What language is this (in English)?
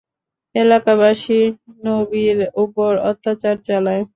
Bangla